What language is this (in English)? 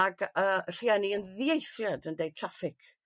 Welsh